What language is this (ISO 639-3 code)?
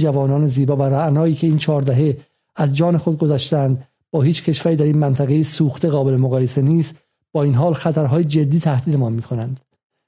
fas